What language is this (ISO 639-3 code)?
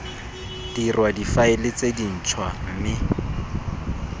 tsn